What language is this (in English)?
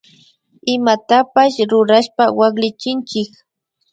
Imbabura Highland Quichua